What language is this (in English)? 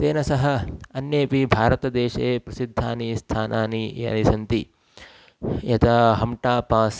Sanskrit